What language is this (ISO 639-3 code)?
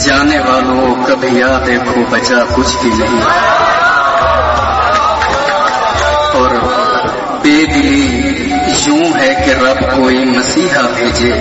pan